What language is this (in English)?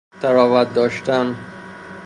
Persian